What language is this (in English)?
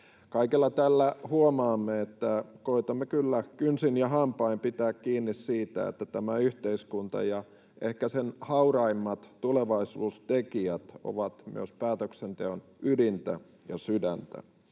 Finnish